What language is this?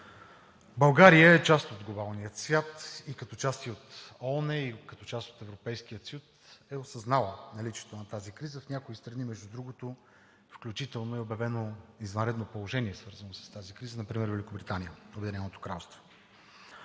Bulgarian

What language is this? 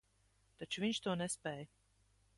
Latvian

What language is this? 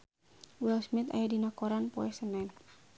Sundanese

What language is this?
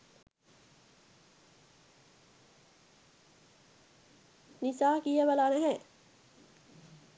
Sinhala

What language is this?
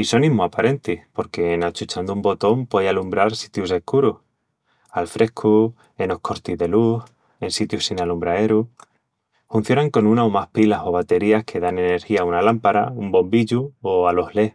Extremaduran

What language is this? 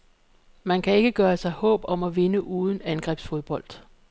Danish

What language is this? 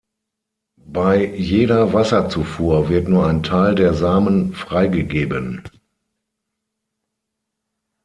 German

